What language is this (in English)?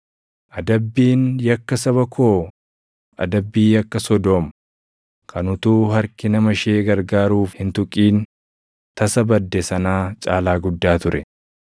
Oromo